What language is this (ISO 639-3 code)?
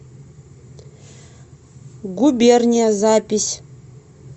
rus